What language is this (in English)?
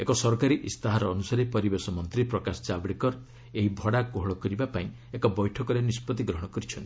Odia